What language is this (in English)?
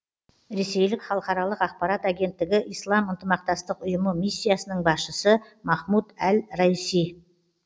Kazakh